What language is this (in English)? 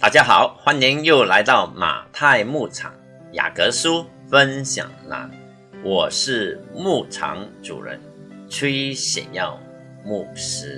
Chinese